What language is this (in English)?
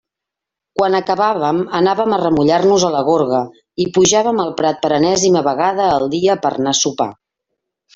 Catalan